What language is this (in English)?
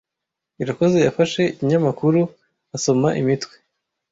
Kinyarwanda